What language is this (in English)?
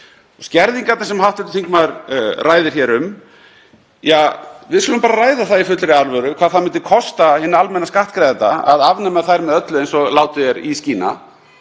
Icelandic